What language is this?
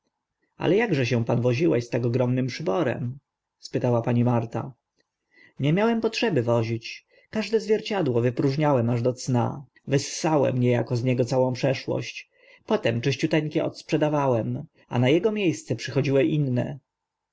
Polish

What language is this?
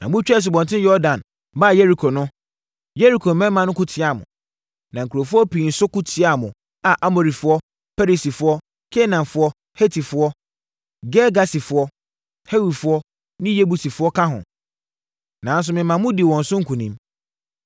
Akan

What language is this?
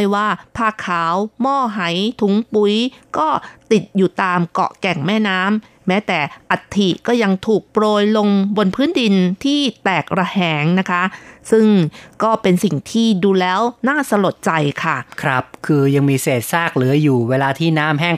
Thai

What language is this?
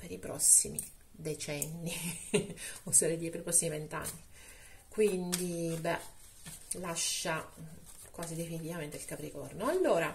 Italian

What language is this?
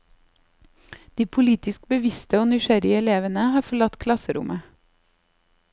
Norwegian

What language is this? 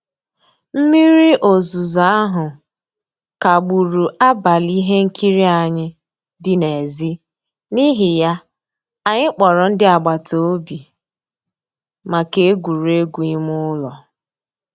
Igbo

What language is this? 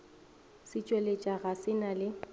Northern Sotho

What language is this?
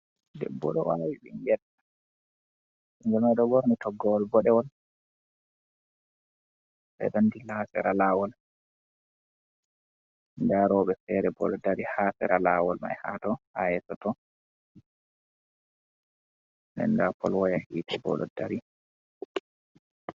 Fula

